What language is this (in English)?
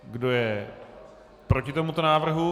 Czech